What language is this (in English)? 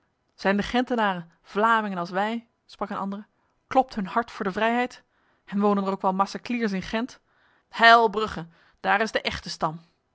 Dutch